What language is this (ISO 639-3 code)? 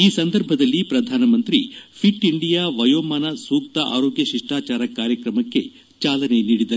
kan